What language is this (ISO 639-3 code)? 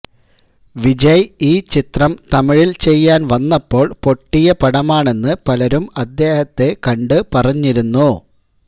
mal